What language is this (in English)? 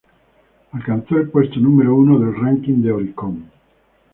Spanish